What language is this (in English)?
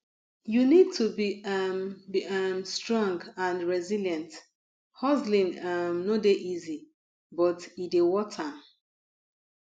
Nigerian Pidgin